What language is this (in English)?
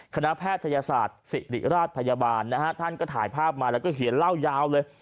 Thai